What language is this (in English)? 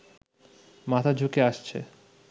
Bangla